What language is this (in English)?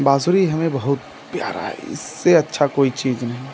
Hindi